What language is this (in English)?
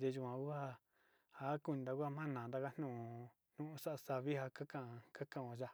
Sinicahua Mixtec